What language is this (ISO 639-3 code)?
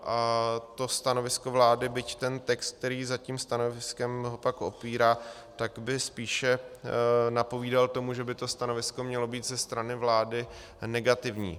ces